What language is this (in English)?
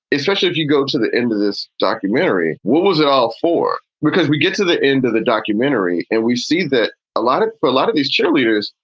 English